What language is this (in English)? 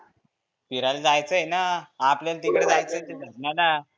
Marathi